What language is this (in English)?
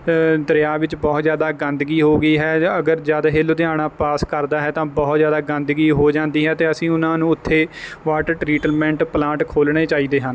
Punjabi